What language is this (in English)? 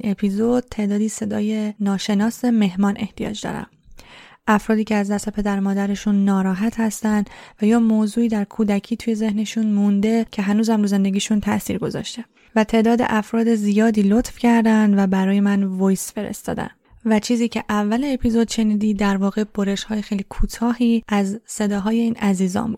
Persian